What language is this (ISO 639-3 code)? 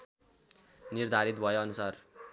nep